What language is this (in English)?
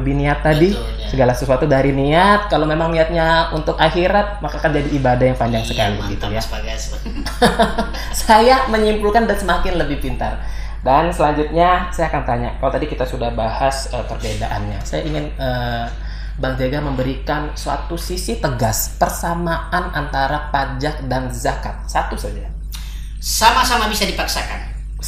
Indonesian